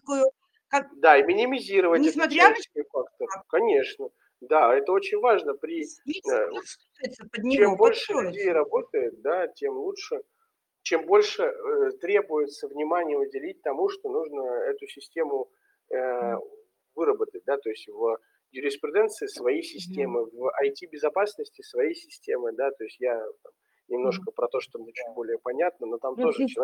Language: Russian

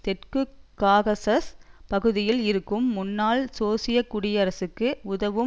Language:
Tamil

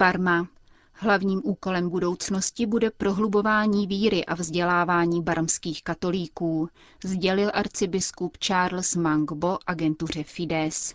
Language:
Czech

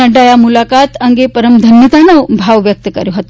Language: Gujarati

